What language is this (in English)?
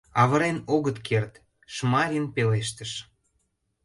Mari